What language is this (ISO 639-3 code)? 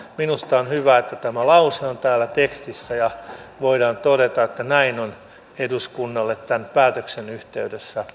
fin